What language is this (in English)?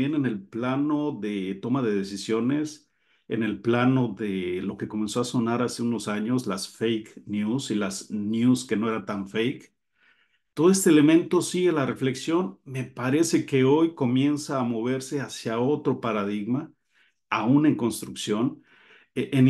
Spanish